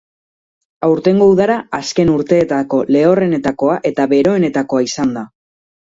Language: Basque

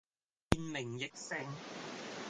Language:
Cantonese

